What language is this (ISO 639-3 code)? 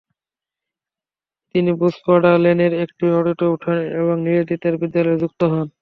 ben